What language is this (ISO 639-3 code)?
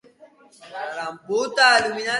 eus